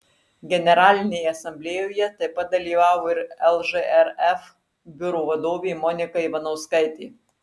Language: Lithuanian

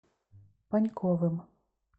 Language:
Russian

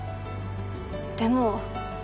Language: Japanese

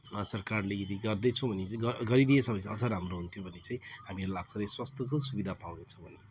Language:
Nepali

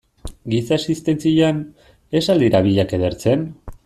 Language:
Basque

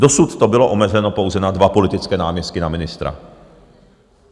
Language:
Czech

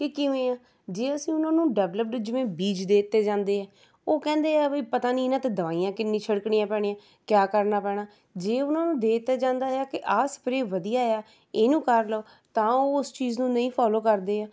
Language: Punjabi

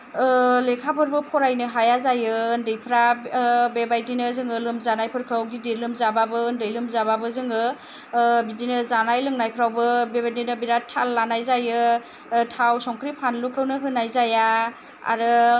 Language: Bodo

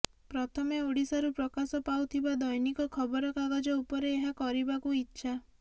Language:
Odia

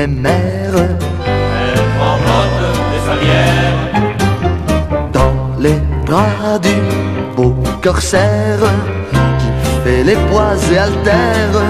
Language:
French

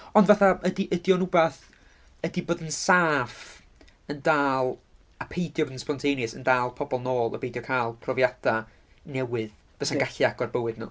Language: Welsh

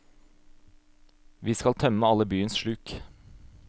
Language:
Norwegian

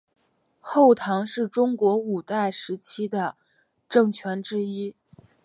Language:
Chinese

